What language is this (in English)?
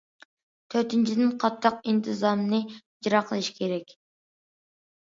Uyghur